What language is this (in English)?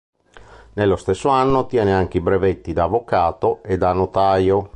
Italian